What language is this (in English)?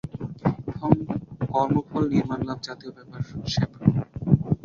Bangla